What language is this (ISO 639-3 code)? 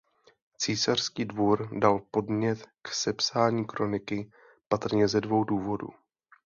ces